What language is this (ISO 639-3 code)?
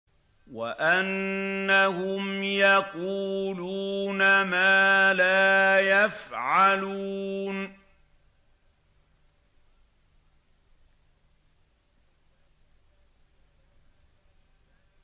ara